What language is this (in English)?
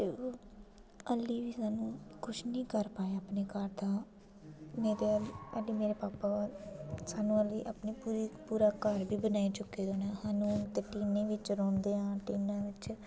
Dogri